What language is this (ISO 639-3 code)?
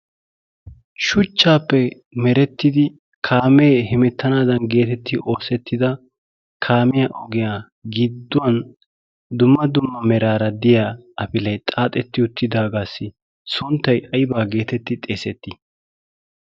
wal